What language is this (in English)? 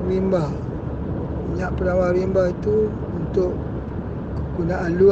Malay